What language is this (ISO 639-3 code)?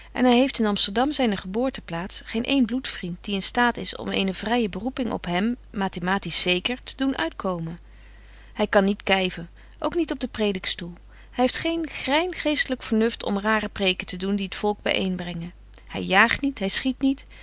nld